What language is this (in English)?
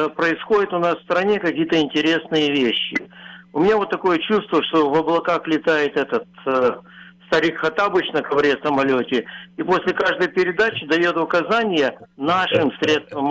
Russian